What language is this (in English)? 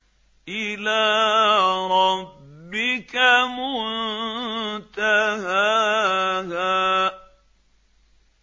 Arabic